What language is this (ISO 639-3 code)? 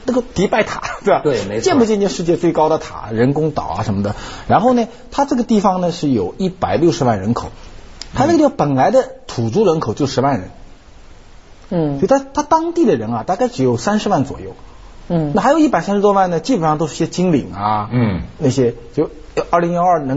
zho